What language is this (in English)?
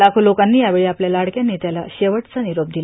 Marathi